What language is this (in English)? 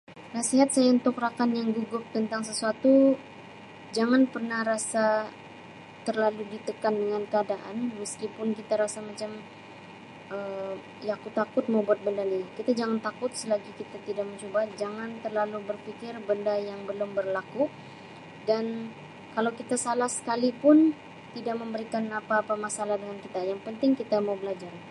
Sabah Malay